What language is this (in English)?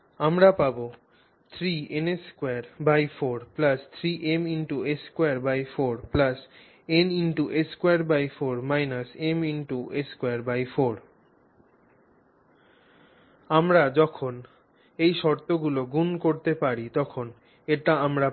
Bangla